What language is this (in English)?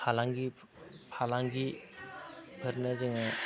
Bodo